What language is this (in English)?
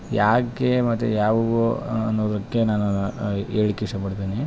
Kannada